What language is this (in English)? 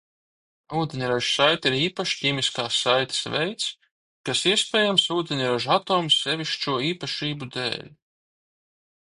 Latvian